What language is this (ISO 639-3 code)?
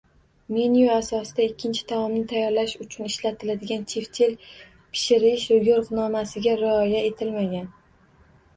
uzb